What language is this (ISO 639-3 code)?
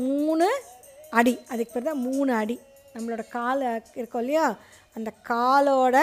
tam